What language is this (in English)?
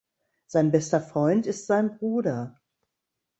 German